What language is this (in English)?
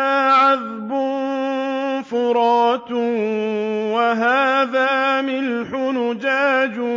Arabic